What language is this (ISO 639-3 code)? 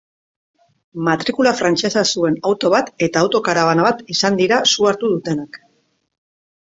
eus